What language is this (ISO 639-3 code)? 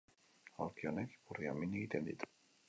eus